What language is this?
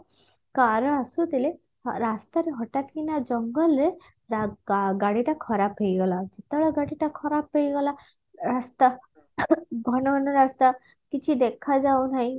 Odia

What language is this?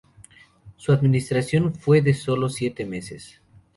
Spanish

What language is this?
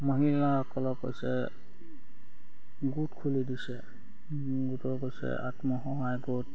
Assamese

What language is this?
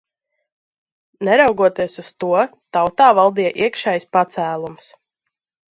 Latvian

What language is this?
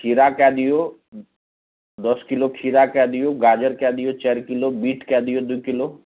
Maithili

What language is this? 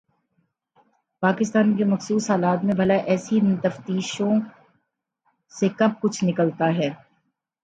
Urdu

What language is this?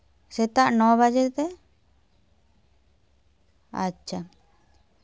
Santali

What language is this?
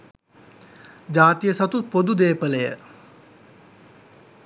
Sinhala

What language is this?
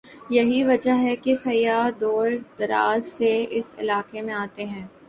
Urdu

